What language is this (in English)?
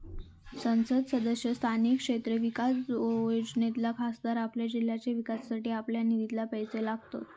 Marathi